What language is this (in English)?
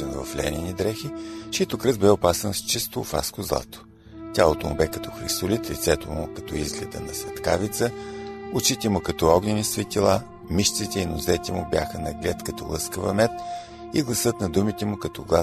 Bulgarian